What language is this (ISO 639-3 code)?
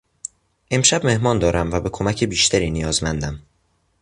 fas